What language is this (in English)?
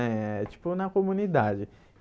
Portuguese